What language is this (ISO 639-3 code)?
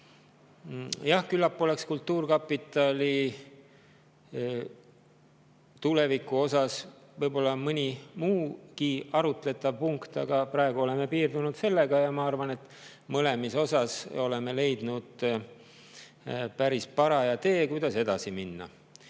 est